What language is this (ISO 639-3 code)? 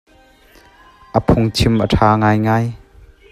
cnh